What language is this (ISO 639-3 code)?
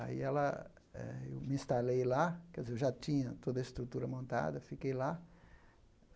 por